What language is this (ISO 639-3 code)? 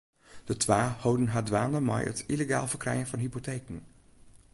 fry